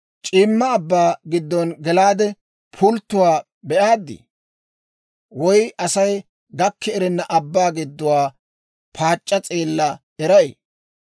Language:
Dawro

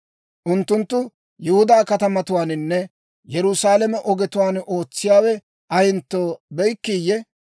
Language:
Dawro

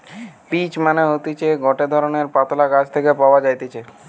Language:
Bangla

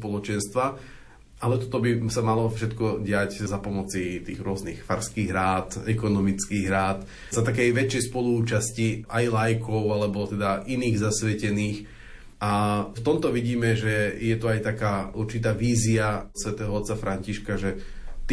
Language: Slovak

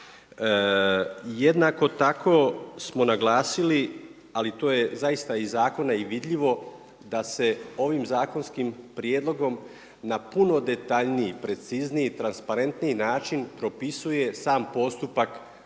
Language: Croatian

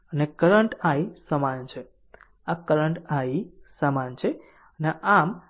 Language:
Gujarati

